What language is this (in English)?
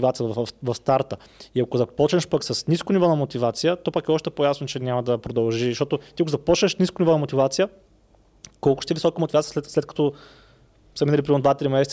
Bulgarian